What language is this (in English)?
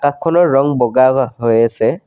Assamese